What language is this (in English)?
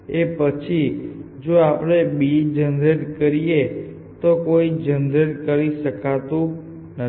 Gujarati